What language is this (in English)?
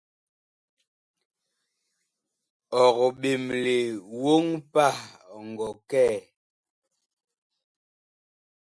Bakoko